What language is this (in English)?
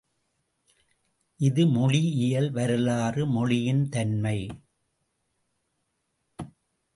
Tamil